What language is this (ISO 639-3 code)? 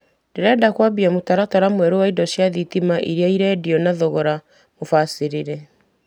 kik